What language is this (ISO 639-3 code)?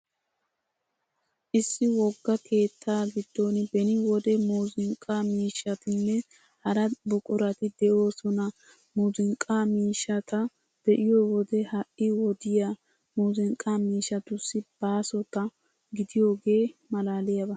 wal